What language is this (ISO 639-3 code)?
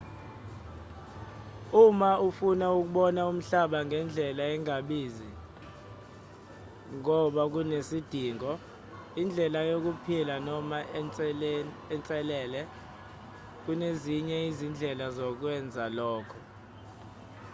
zul